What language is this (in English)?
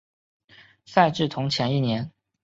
Chinese